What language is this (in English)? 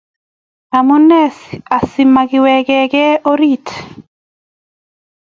Kalenjin